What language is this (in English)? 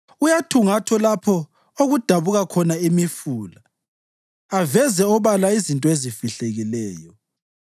North Ndebele